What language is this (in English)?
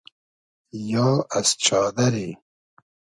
Hazaragi